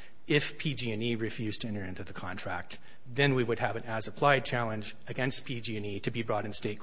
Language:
English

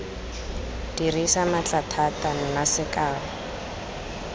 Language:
Tswana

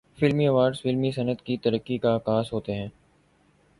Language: Urdu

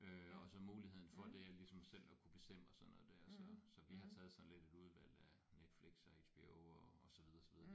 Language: Danish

